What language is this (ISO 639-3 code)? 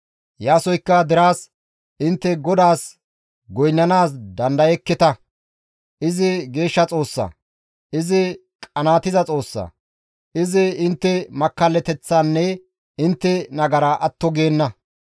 gmv